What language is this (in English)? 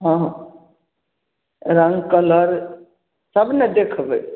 Maithili